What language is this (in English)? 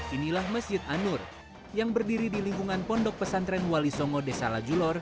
Indonesian